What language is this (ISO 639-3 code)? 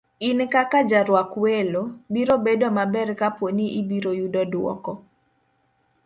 luo